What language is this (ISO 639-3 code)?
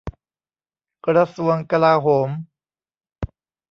tha